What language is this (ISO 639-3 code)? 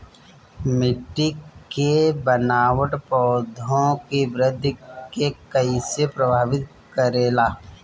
bho